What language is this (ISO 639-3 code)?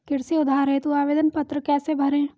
hin